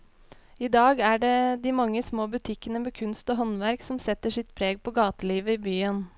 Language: Norwegian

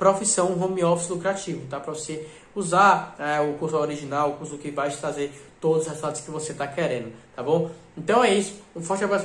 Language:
Portuguese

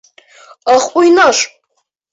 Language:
Bashkir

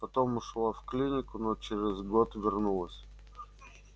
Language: Russian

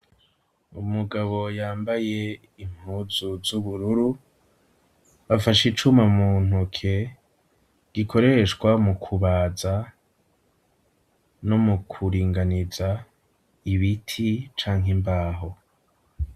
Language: Rundi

